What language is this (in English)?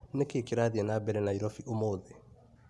Kikuyu